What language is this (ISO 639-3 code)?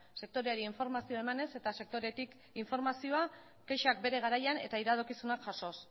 eus